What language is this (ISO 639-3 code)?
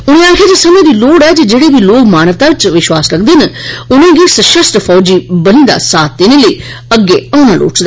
doi